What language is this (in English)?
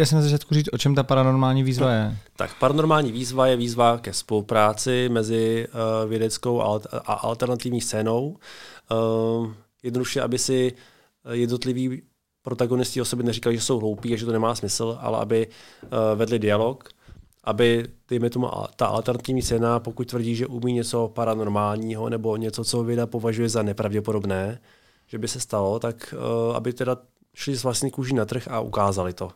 Czech